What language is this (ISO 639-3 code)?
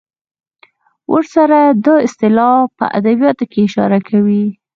pus